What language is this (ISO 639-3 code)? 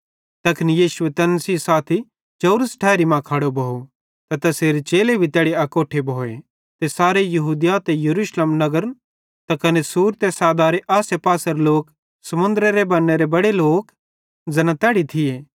bhd